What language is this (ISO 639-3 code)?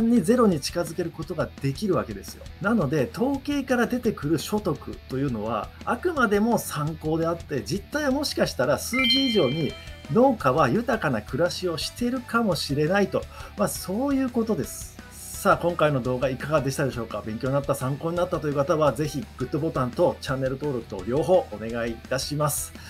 jpn